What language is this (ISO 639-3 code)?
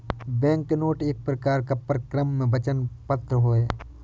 hin